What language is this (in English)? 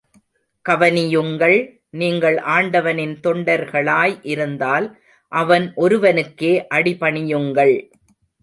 Tamil